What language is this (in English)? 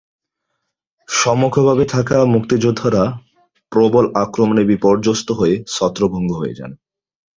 Bangla